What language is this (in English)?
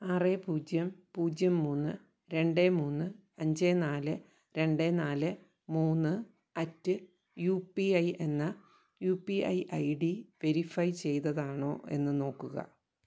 Malayalam